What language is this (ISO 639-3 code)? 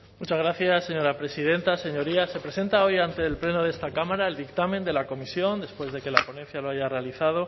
spa